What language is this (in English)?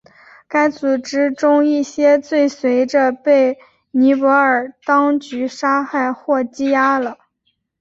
Chinese